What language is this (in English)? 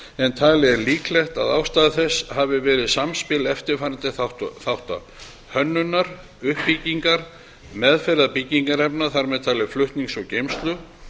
Icelandic